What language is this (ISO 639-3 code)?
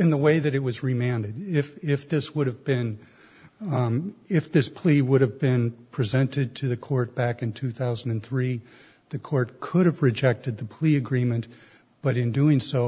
eng